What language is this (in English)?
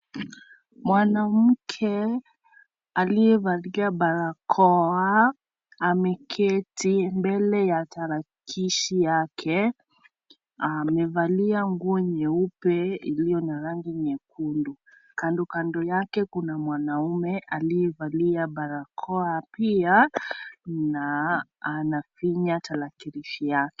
Swahili